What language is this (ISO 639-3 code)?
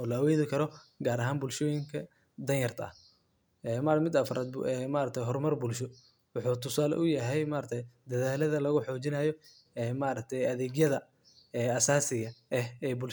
som